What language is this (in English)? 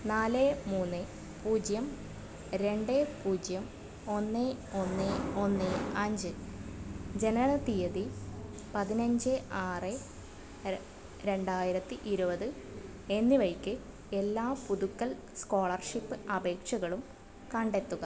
Malayalam